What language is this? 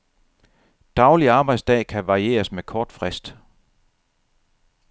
Danish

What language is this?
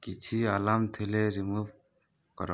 Odia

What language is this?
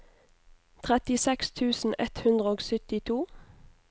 Norwegian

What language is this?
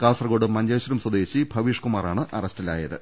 Malayalam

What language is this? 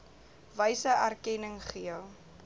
Afrikaans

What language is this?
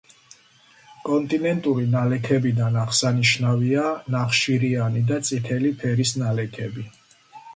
Georgian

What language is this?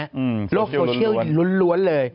Thai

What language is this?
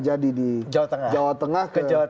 Indonesian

